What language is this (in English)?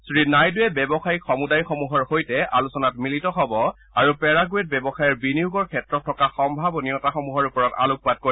Assamese